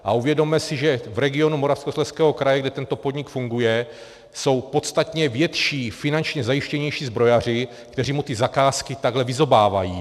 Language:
Czech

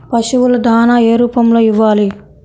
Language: Telugu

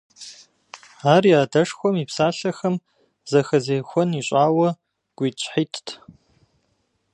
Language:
Kabardian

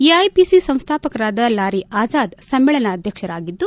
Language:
Kannada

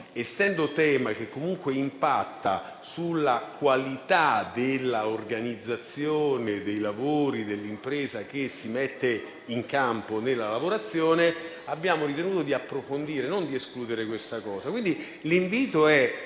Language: Italian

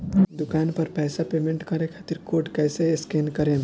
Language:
Bhojpuri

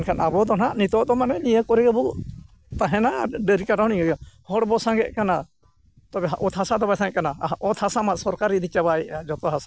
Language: Santali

